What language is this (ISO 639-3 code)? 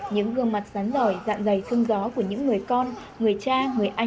vie